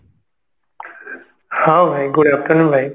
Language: Odia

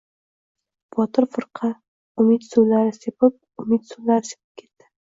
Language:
Uzbek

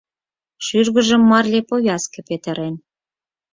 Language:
Mari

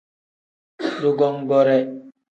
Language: Tem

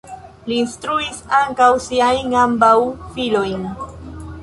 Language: Esperanto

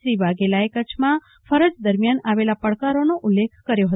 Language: Gujarati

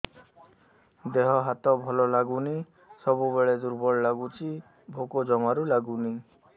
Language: Odia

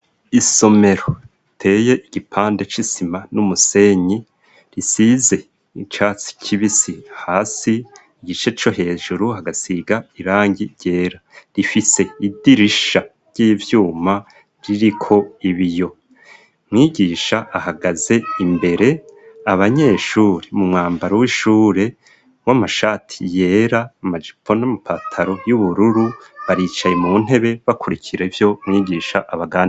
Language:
Rundi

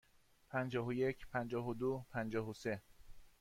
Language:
Persian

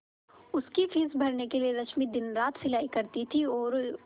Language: Hindi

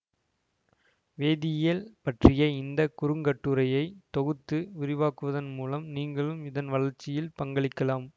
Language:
Tamil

